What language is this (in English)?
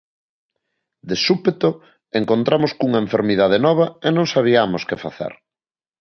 Galician